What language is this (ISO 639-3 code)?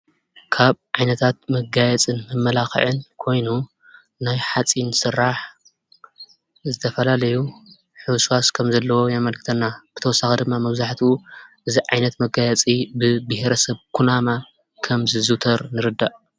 tir